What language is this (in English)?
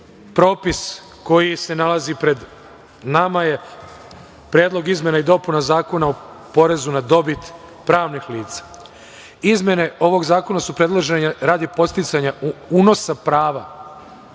Serbian